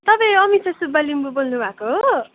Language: Nepali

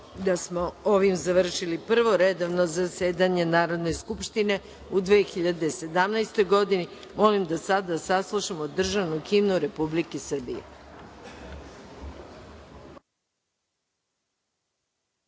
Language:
Serbian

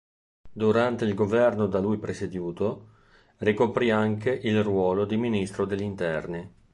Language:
Italian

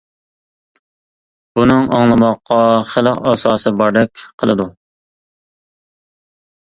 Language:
Uyghur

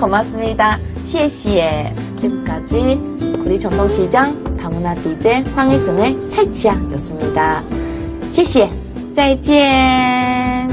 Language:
Korean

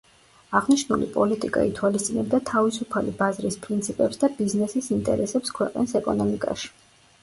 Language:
Georgian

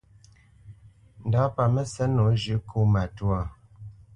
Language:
Bamenyam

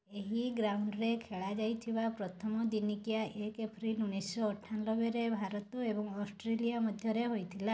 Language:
Odia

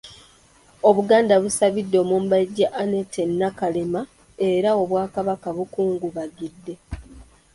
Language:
Ganda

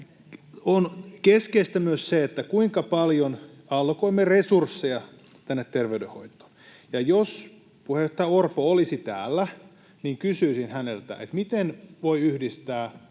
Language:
Finnish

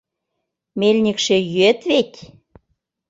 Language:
Mari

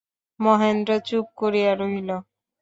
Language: Bangla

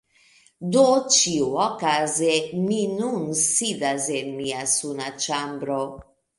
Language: Esperanto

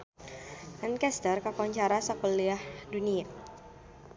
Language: Sundanese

